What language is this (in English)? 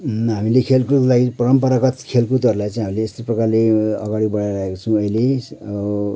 Nepali